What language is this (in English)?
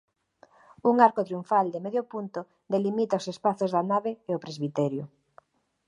Galician